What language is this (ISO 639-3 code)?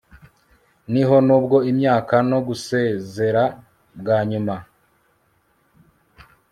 kin